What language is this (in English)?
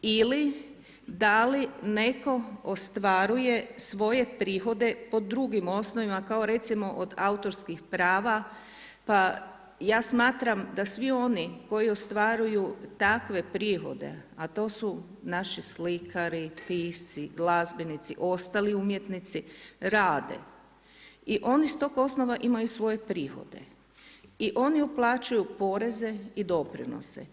Croatian